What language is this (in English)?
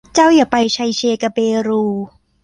Thai